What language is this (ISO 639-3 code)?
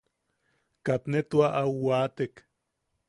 yaq